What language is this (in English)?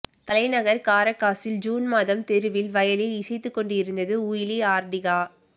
Tamil